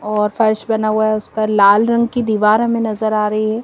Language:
Hindi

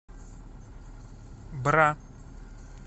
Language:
Russian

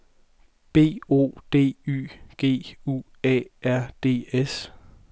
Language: Danish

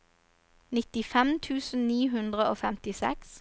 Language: Norwegian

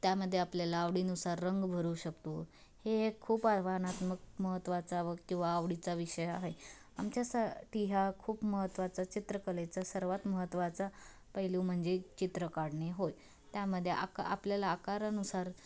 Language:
Marathi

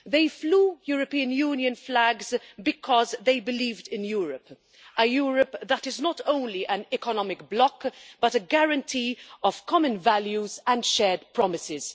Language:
English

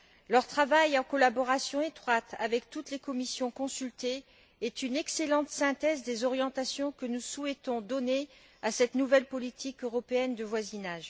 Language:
French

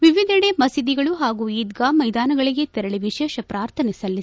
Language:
Kannada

